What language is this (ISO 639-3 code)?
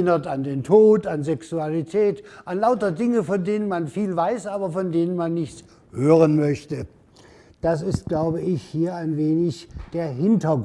deu